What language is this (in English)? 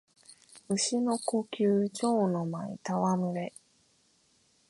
Japanese